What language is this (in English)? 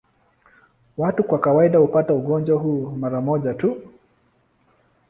Swahili